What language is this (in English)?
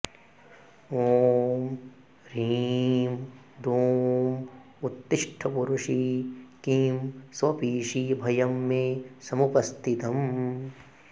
Sanskrit